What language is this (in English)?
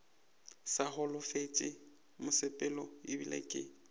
Northern Sotho